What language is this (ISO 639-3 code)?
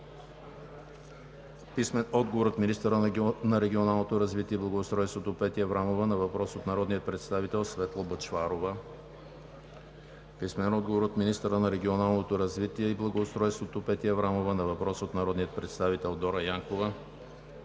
bul